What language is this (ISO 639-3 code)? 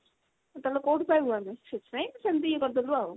ori